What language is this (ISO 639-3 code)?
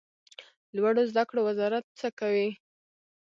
pus